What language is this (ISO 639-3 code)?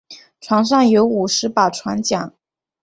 zho